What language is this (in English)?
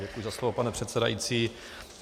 Czech